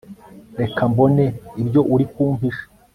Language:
Kinyarwanda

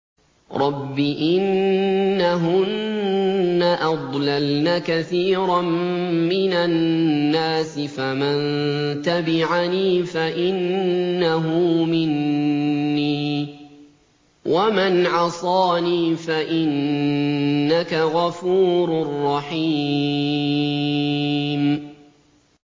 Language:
Arabic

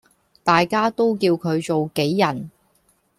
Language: Cantonese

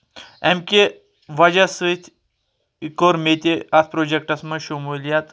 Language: Kashmiri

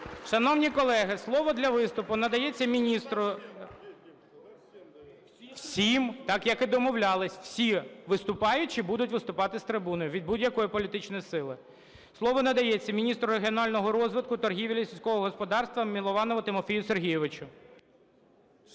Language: Ukrainian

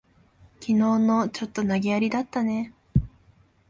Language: Japanese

